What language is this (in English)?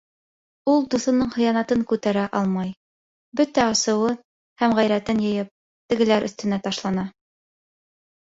Bashkir